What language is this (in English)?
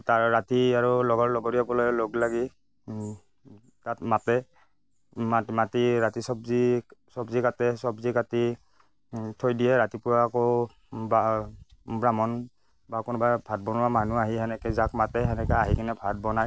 Assamese